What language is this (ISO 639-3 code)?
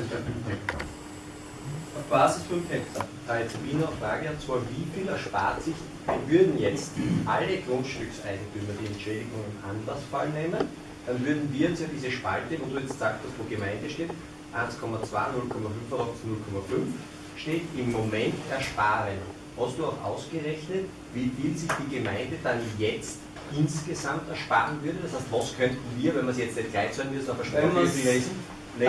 deu